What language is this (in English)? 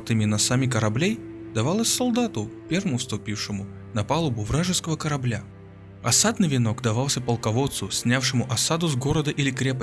Russian